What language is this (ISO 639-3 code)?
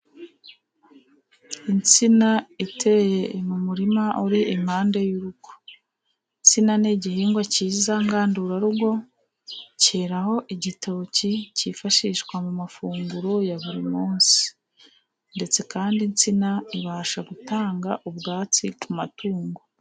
kin